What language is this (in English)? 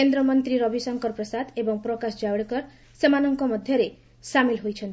Odia